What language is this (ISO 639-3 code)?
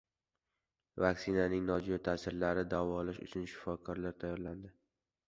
uzb